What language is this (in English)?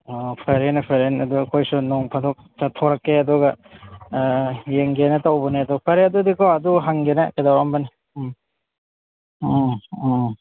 Manipuri